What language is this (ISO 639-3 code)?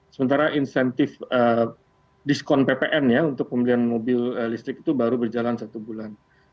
ind